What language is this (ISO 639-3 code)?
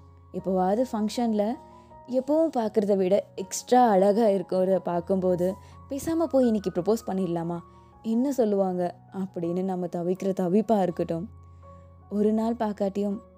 tam